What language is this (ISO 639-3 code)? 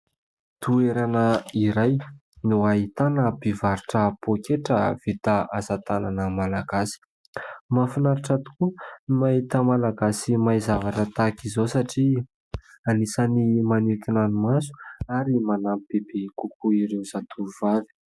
mlg